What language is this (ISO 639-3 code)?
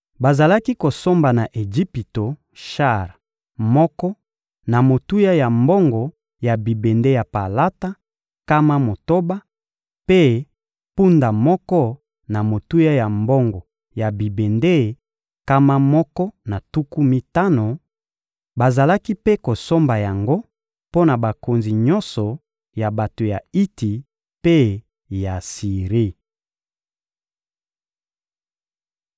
lin